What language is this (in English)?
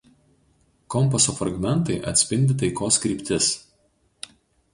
Lithuanian